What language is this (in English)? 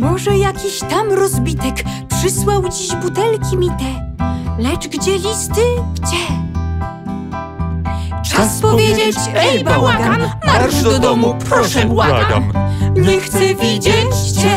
Polish